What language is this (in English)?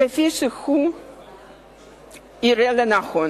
Hebrew